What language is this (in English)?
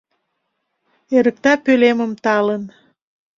Mari